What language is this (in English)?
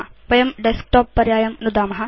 Sanskrit